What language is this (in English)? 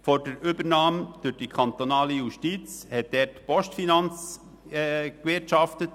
Swiss German